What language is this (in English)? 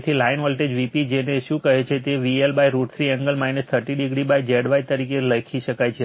Gujarati